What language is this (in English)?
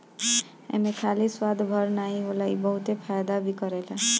Bhojpuri